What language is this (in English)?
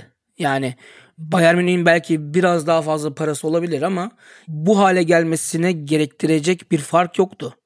Turkish